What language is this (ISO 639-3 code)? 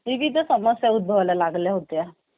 mar